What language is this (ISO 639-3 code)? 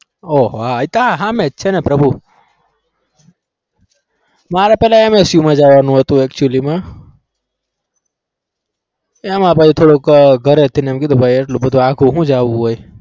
guj